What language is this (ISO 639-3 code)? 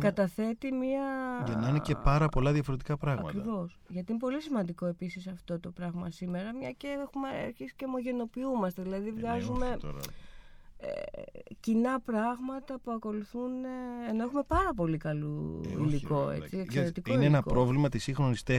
ell